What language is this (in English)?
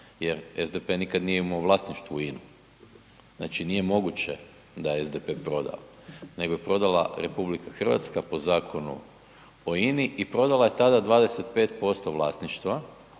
Croatian